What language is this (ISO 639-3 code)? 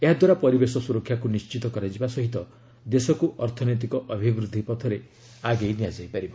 ori